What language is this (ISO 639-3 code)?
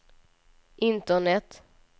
swe